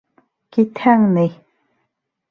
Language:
Bashkir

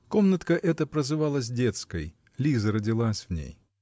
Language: Russian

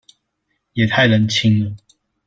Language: Chinese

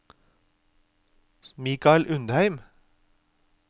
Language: Norwegian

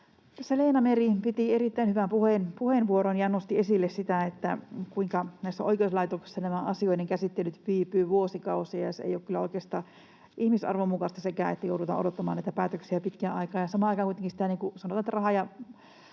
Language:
Finnish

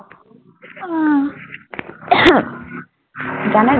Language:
Assamese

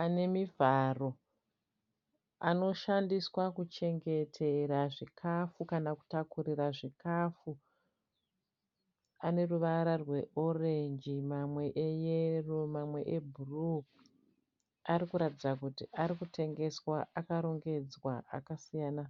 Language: Shona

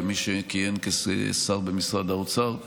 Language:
Hebrew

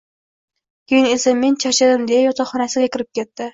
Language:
Uzbek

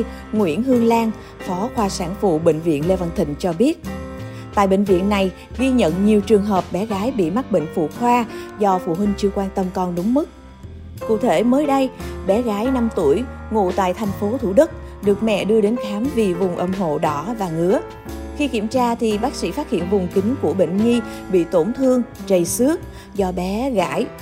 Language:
Vietnamese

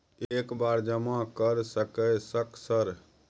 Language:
Maithili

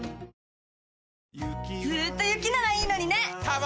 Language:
Japanese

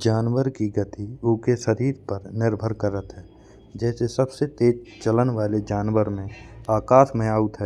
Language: Bundeli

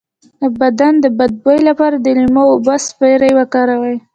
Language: Pashto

